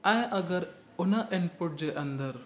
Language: Sindhi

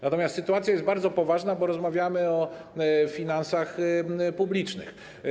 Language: Polish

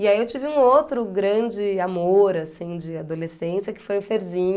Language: Portuguese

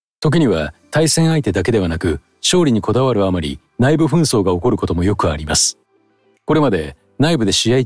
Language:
Japanese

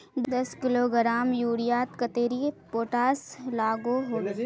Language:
Magahi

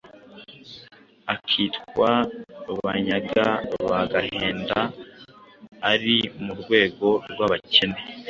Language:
Kinyarwanda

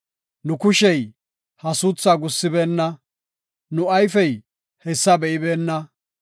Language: Gofa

